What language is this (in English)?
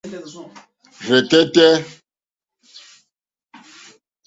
Mokpwe